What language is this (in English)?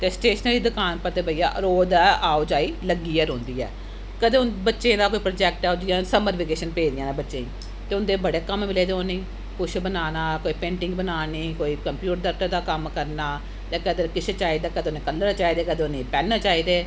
Dogri